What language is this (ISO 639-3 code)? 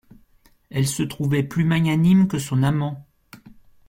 fra